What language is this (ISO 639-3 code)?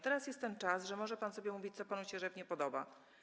pol